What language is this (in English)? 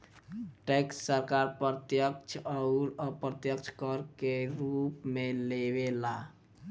Bhojpuri